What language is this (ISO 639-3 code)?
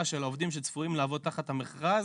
heb